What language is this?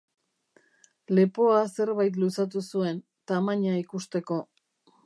Basque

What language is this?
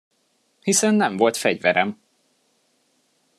Hungarian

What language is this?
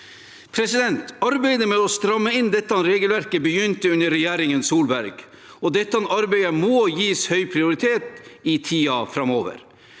Norwegian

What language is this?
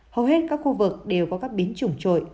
Vietnamese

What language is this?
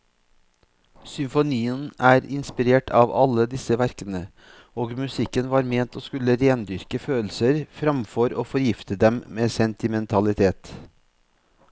Norwegian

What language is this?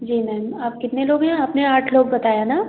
Hindi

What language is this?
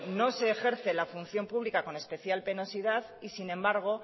Spanish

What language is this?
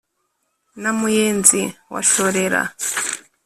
Kinyarwanda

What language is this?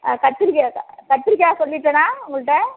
Tamil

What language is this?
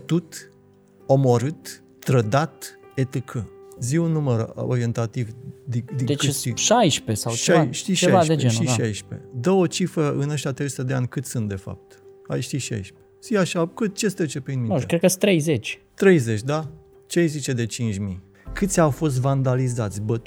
Romanian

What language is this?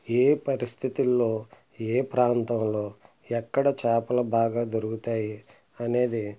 Telugu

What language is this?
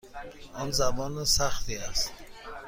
Persian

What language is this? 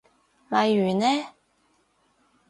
Cantonese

